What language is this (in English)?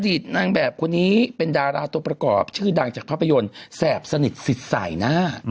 Thai